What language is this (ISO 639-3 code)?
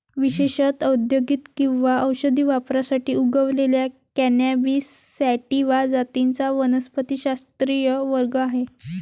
mar